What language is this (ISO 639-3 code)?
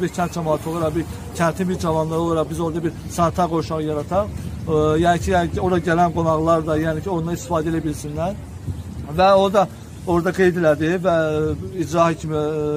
tur